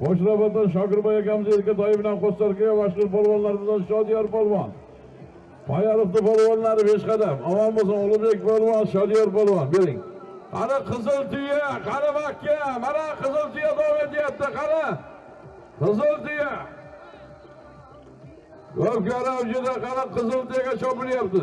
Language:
Turkish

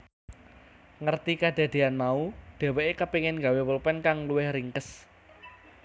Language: Javanese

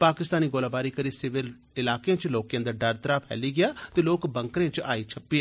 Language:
Dogri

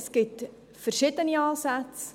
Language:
Swiss German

